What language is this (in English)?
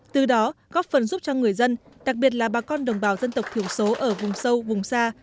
Vietnamese